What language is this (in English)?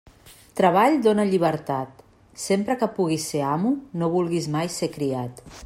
Catalan